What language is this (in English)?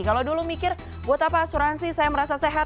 Indonesian